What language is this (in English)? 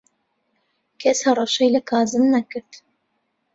Central Kurdish